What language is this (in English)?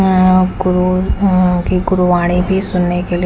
Hindi